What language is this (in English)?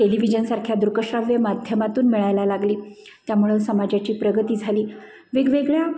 Marathi